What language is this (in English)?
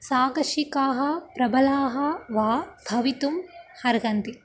Sanskrit